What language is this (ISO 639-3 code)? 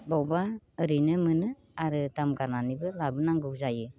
brx